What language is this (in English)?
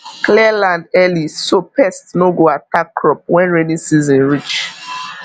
Nigerian Pidgin